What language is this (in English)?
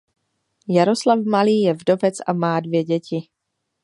Czech